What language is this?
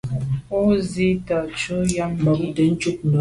Medumba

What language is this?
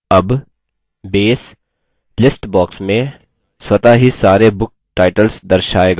Hindi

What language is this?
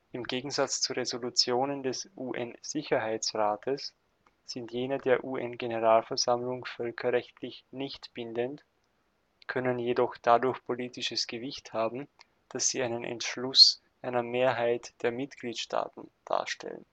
German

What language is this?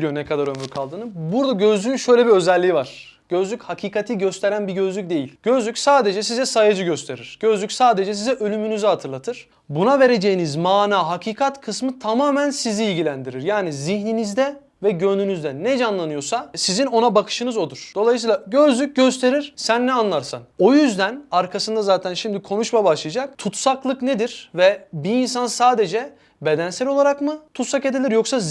Turkish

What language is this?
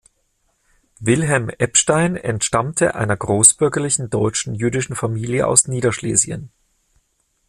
German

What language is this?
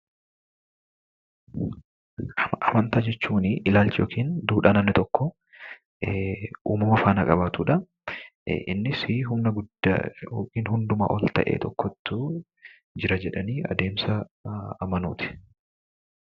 Oromo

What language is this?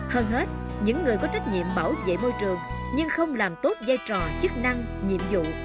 Vietnamese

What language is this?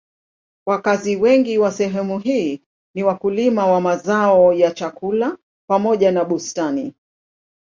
Swahili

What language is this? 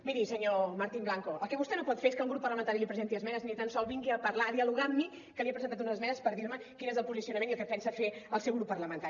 Catalan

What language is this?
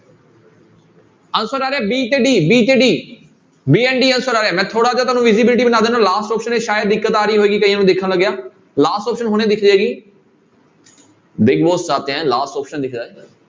Punjabi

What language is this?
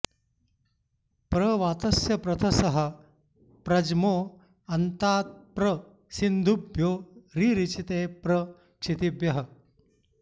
Sanskrit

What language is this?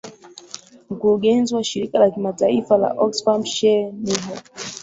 Swahili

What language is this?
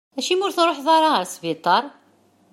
Kabyle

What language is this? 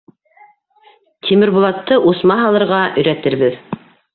Bashkir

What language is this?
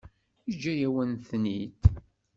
Kabyle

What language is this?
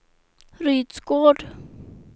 Swedish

